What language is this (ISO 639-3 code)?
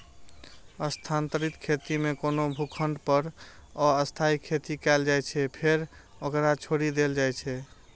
mai